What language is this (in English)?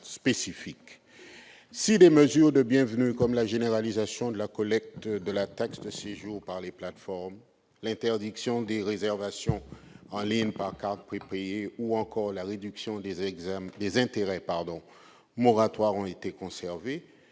French